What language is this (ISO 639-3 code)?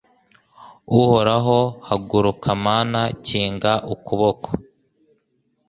kin